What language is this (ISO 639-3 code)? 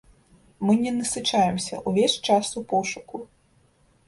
bel